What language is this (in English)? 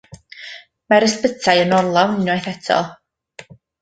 Welsh